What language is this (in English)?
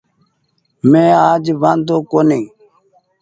Goaria